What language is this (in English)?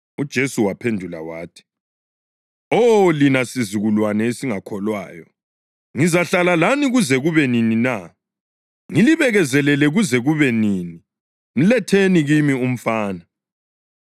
North Ndebele